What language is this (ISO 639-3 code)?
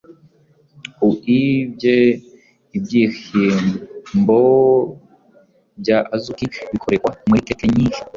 kin